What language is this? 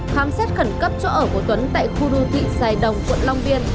Vietnamese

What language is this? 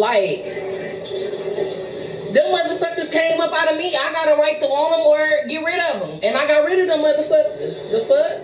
English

